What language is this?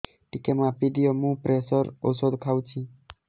Odia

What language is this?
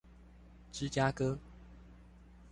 Chinese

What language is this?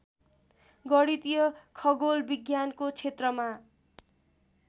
Nepali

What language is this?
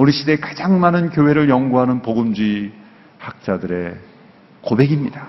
Korean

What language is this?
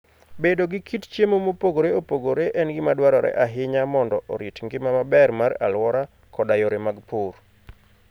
Luo (Kenya and Tanzania)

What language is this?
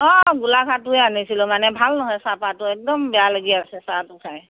Assamese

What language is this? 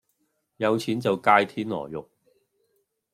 Cantonese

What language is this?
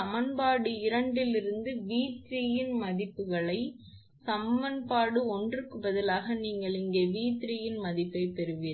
Tamil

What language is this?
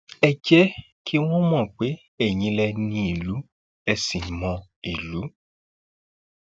Yoruba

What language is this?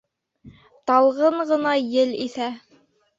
Bashkir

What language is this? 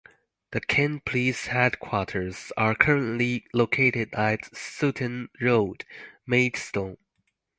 English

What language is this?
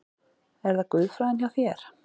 Icelandic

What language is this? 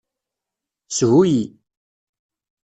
Kabyle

